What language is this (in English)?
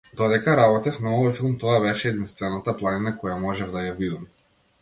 Macedonian